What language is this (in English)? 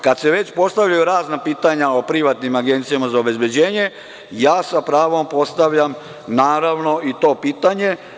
Serbian